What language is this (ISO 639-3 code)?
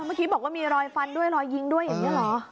tha